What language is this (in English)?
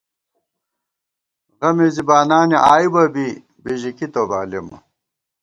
Gawar-Bati